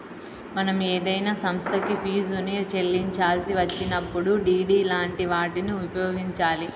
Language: Telugu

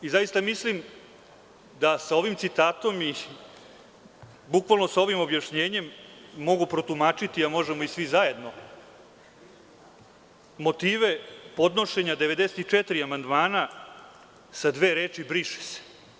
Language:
Serbian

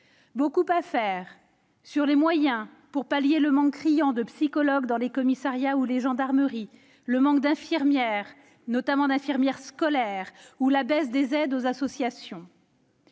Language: French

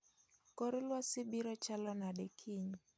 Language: Luo (Kenya and Tanzania)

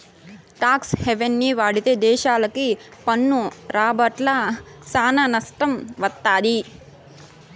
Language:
Telugu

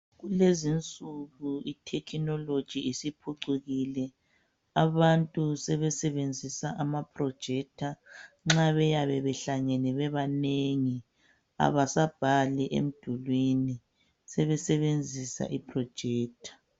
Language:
North Ndebele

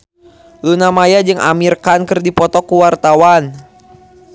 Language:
Sundanese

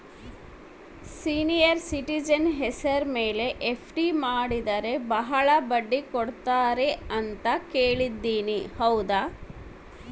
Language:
Kannada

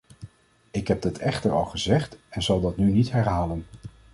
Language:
Dutch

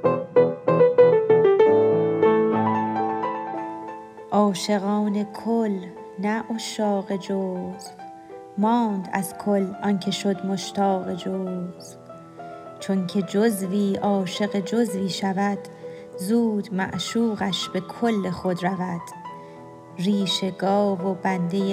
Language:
Persian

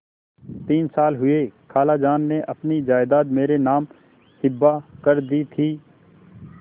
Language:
Hindi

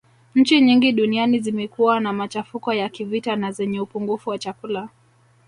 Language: Swahili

